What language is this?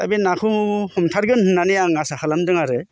Bodo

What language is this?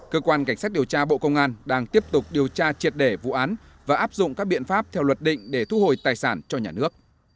Vietnamese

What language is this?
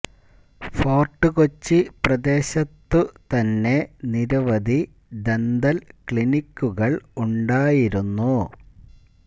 Malayalam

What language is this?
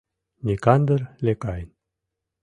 Mari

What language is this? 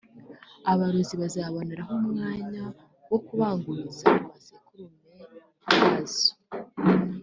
Kinyarwanda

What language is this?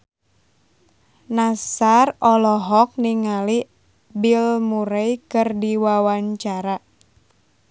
Sundanese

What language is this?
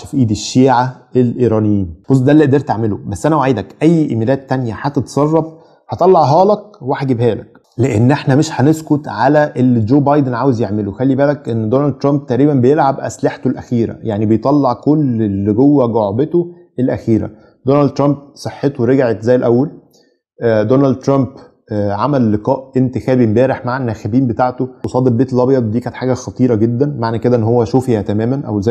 Arabic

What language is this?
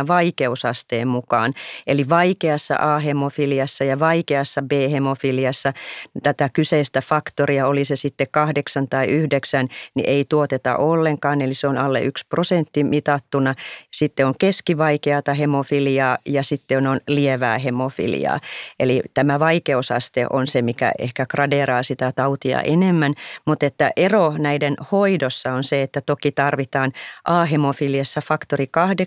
Finnish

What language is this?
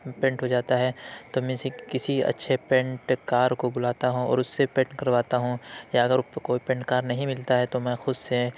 Urdu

